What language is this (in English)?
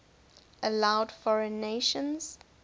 English